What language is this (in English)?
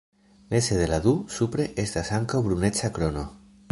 Esperanto